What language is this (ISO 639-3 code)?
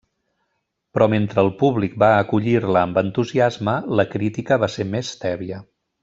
cat